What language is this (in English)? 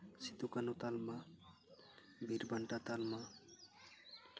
Santali